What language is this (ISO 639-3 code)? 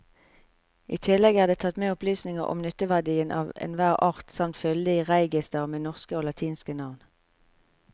nor